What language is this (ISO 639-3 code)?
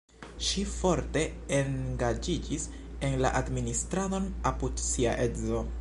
epo